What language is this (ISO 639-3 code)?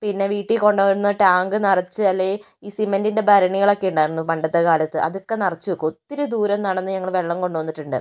mal